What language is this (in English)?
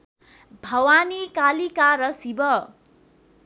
Nepali